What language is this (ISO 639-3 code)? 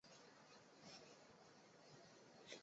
zho